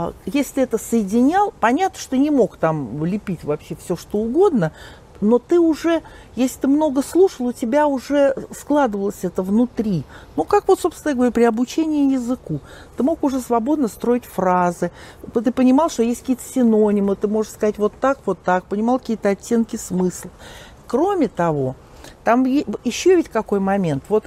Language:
Russian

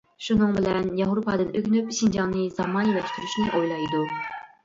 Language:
Uyghur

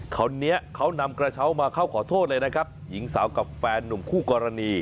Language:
Thai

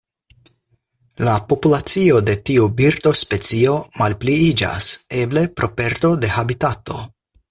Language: Esperanto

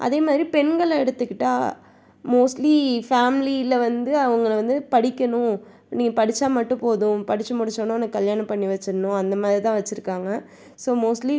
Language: Tamil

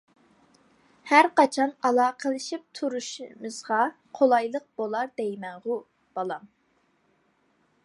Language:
Uyghur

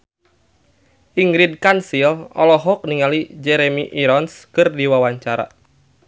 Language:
Sundanese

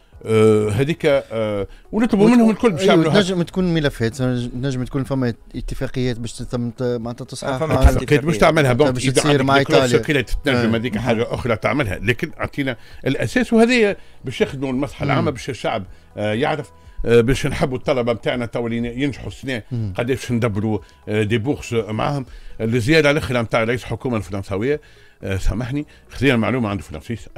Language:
Arabic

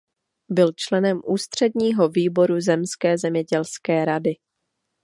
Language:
Czech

